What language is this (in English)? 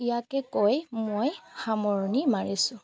Assamese